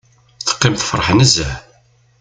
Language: Kabyle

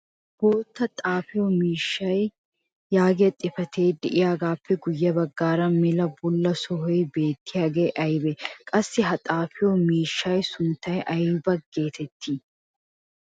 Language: Wolaytta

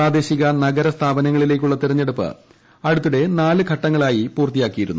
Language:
Malayalam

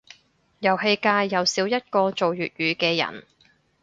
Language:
Cantonese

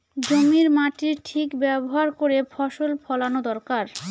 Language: Bangla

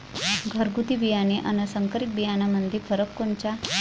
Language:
Marathi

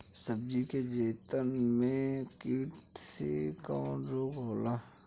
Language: Bhojpuri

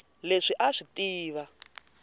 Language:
Tsonga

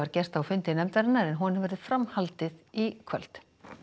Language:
Icelandic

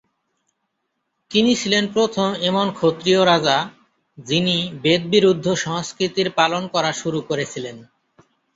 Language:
Bangla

